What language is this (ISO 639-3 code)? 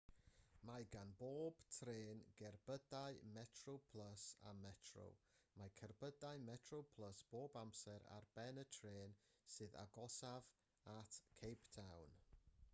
cym